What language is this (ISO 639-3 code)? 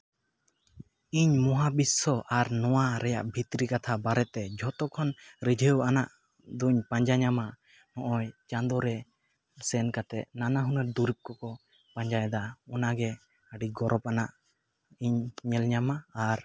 sat